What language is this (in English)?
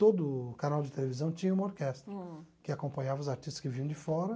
Portuguese